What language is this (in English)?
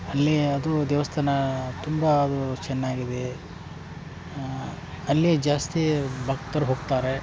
Kannada